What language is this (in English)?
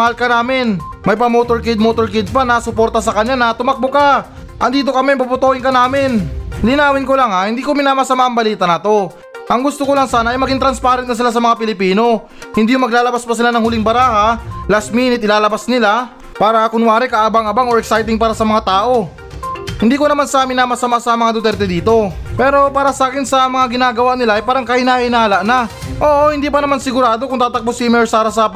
Filipino